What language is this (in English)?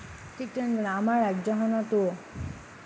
Assamese